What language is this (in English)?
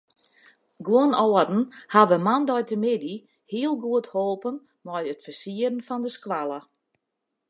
Western Frisian